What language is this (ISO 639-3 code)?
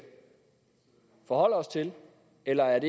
dan